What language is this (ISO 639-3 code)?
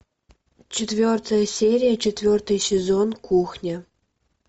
rus